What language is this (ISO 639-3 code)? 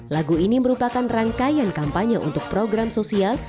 ind